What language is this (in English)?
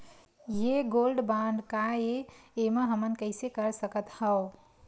Chhattisgarhi